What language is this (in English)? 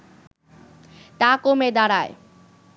Bangla